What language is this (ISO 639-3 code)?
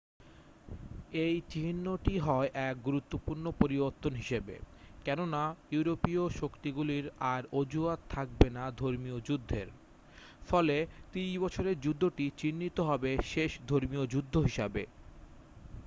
ben